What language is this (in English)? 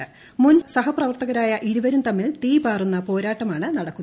Malayalam